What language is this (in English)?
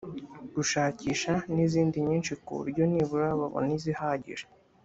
Kinyarwanda